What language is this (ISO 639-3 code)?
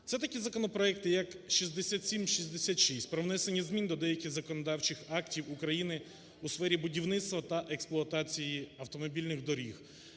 ukr